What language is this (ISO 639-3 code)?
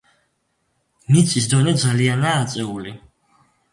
kat